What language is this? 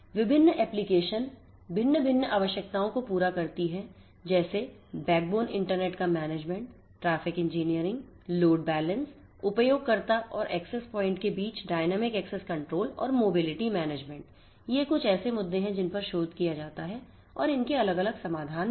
Hindi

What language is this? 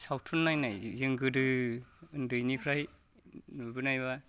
Bodo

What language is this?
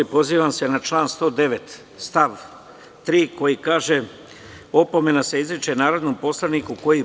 Serbian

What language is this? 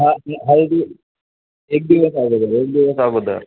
Marathi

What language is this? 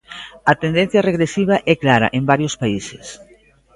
Galician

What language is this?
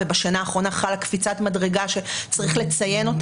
Hebrew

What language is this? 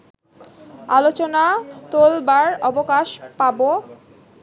Bangla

